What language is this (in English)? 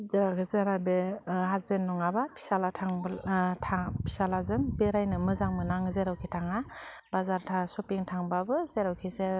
Bodo